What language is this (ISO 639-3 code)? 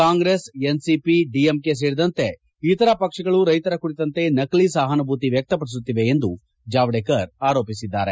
kan